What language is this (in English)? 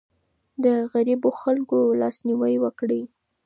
Pashto